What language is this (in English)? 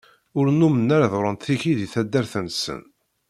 Kabyle